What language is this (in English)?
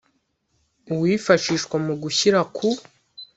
Kinyarwanda